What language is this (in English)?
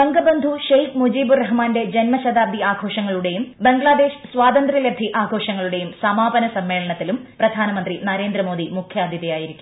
Malayalam